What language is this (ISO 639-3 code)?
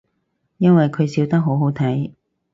yue